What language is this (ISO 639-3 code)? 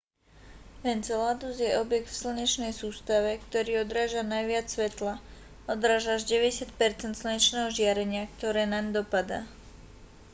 slk